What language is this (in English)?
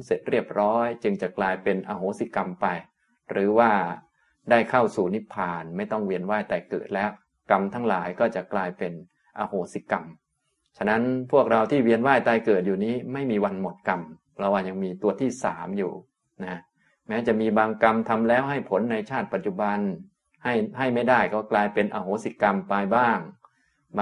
Thai